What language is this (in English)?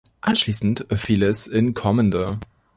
German